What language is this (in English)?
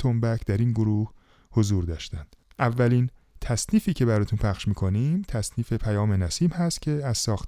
Persian